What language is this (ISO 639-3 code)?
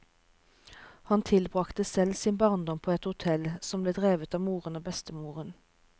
nor